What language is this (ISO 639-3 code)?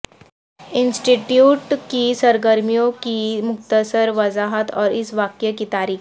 urd